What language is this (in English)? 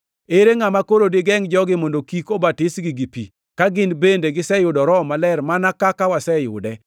Luo (Kenya and Tanzania)